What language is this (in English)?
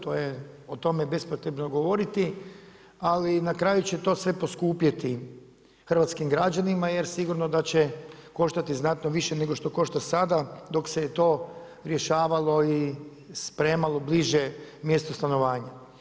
Croatian